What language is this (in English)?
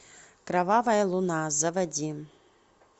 Russian